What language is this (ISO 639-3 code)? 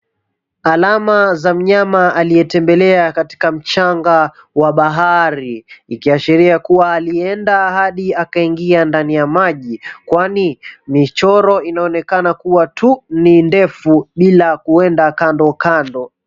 swa